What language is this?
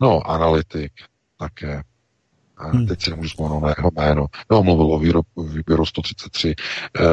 Czech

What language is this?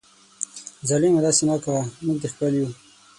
Pashto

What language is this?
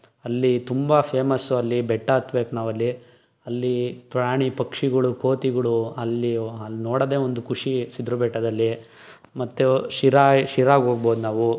Kannada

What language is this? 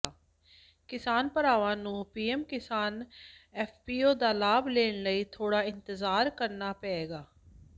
Punjabi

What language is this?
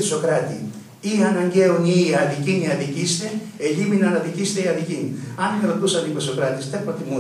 Greek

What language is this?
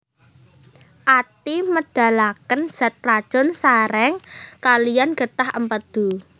Javanese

